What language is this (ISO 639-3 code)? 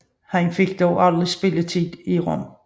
dan